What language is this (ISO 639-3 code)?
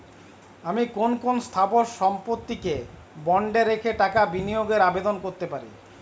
ben